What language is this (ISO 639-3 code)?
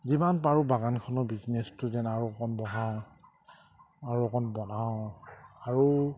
asm